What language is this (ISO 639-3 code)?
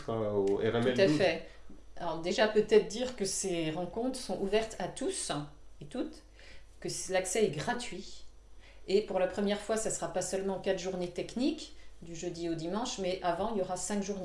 fra